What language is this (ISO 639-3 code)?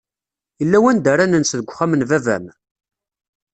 kab